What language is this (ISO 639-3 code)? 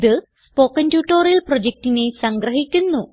mal